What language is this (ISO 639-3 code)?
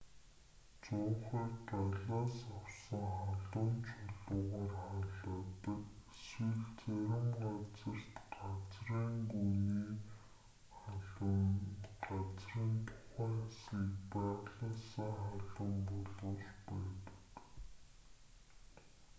mon